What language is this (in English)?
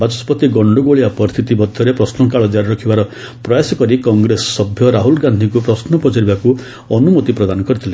Odia